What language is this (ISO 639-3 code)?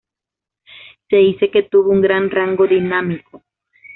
spa